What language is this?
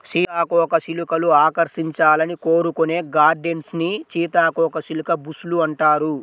Telugu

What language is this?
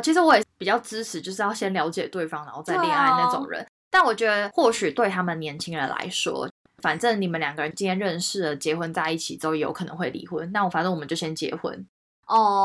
Chinese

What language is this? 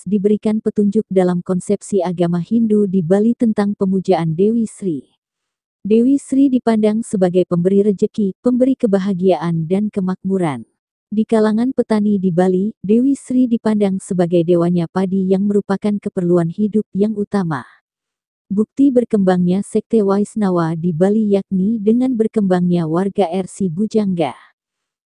Indonesian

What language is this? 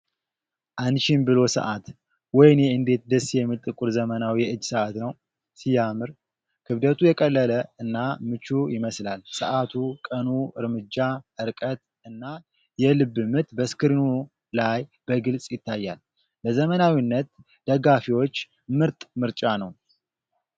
Amharic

